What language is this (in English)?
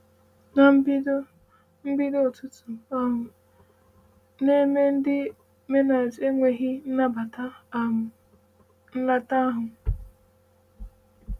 Igbo